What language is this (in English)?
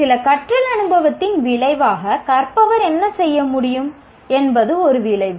Tamil